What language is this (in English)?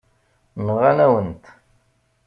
Kabyle